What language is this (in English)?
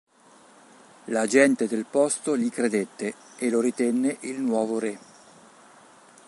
Italian